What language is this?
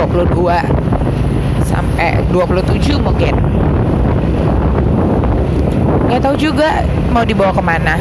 Indonesian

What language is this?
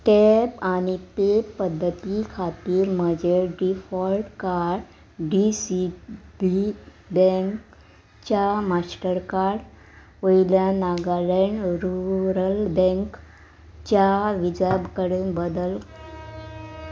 Konkani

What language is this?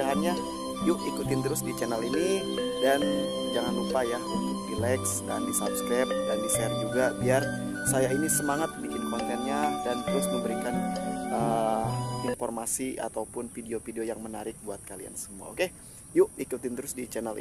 Indonesian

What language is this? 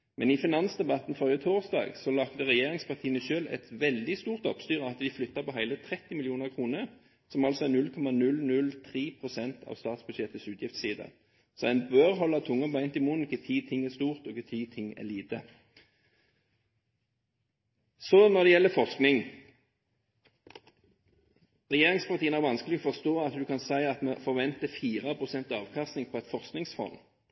Norwegian Bokmål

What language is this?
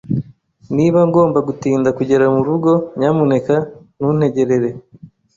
Kinyarwanda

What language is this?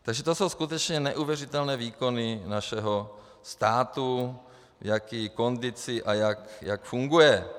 Czech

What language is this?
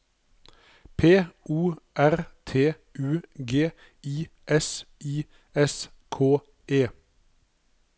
Norwegian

